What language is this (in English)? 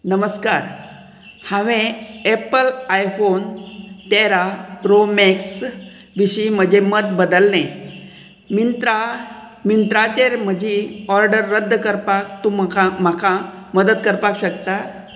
Konkani